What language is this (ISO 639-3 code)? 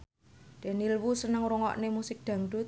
jav